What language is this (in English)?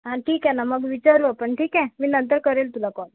Marathi